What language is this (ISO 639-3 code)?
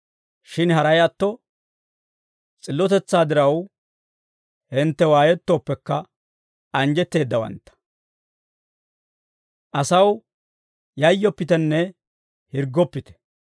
dwr